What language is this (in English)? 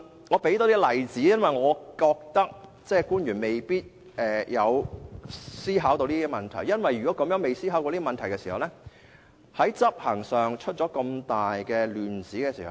Cantonese